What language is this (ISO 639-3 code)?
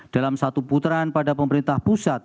ind